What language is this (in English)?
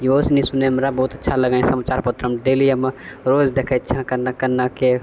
Maithili